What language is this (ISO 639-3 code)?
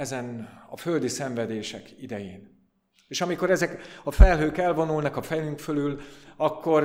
hun